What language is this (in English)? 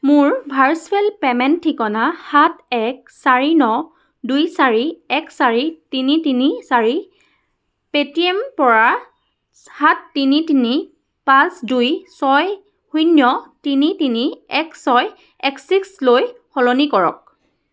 Assamese